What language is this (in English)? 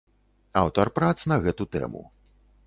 Belarusian